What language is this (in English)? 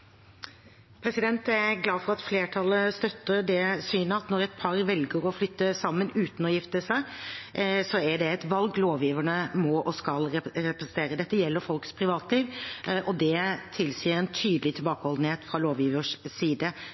Norwegian Bokmål